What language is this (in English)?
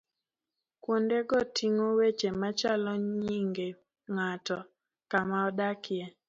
Luo (Kenya and Tanzania)